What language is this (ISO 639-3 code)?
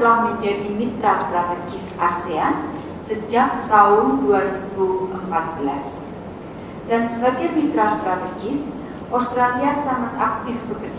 ind